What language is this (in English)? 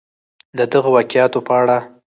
Pashto